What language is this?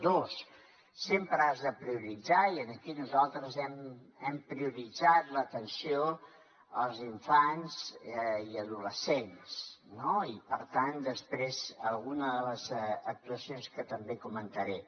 Catalan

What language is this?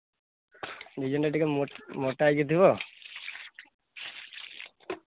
Odia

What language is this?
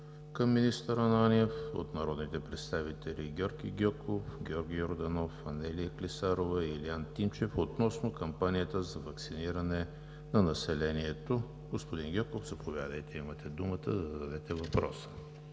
Bulgarian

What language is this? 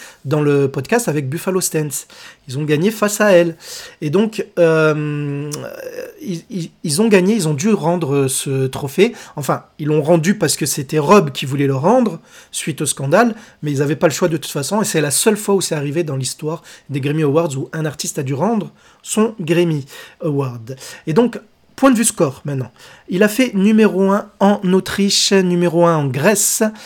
French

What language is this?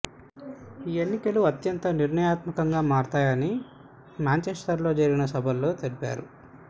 Telugu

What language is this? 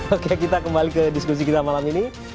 Indonesian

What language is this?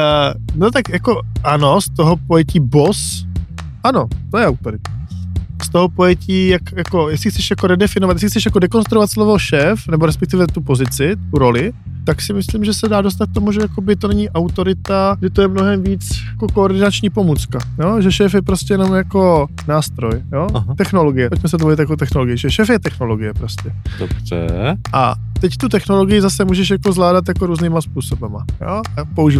Czech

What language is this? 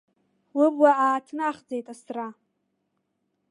Abkhazian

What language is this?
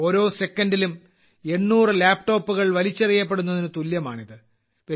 Malayalam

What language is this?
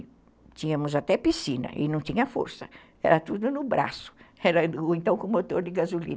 Portuguese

